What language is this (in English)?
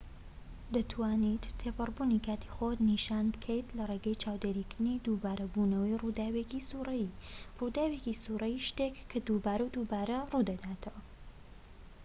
Central Kurdish